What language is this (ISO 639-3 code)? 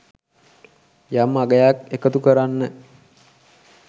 sin